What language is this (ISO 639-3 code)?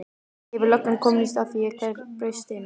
isl